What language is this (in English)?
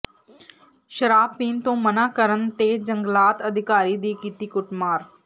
Punjabi